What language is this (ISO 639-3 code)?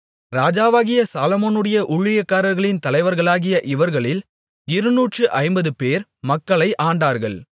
tam